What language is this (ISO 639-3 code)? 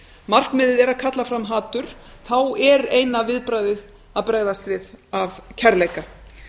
isl